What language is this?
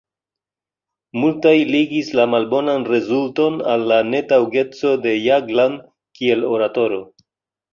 Esperanto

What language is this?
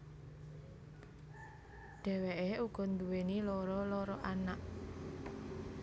Javanese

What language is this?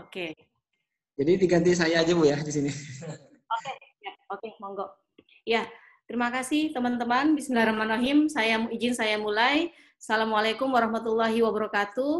Indonesian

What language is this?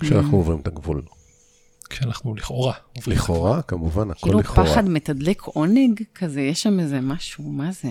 Hebrew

